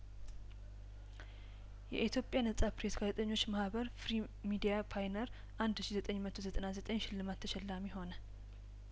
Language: Amharic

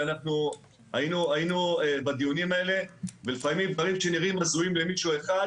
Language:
Hebrew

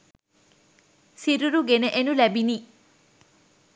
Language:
Sinhala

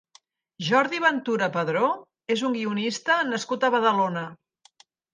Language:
Catalan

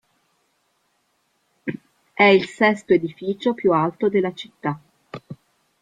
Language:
Italian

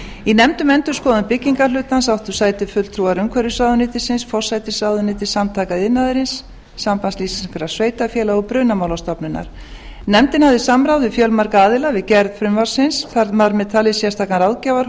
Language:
Icelandic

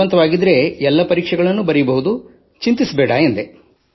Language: Kannada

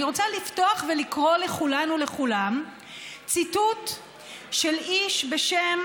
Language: Hebrew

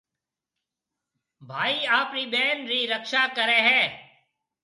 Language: Marwari (Pakistan)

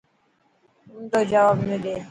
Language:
Dhatki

